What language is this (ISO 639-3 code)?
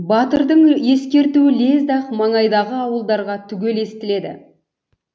kaz